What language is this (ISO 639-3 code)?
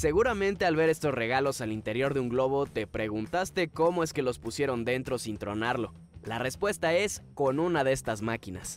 spa